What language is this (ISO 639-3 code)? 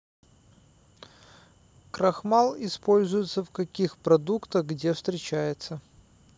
rus